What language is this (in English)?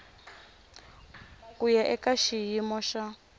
Tsonga